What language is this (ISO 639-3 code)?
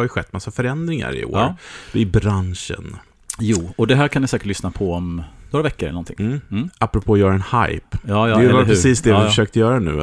swe